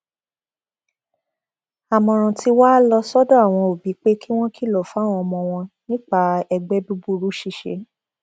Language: Yoruba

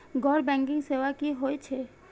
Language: Maithili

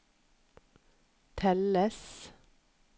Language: Norwegian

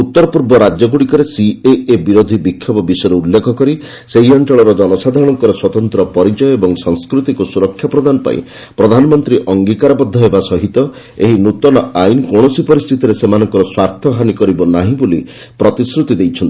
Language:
Odia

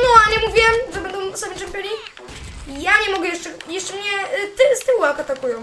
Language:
Polish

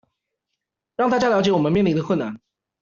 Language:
Chinese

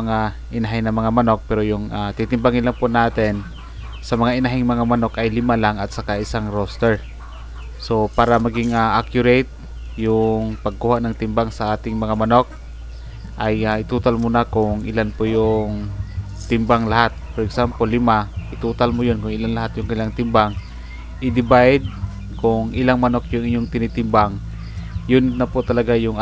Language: Filipino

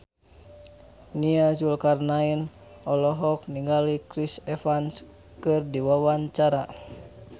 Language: Sundanese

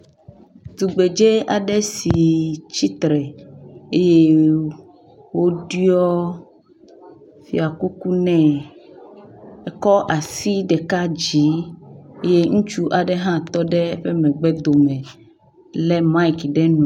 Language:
Ewe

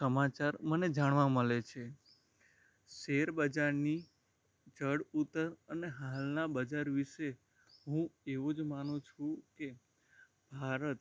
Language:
Gujarati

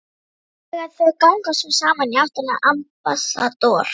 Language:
Icelandic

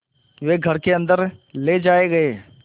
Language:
Hindi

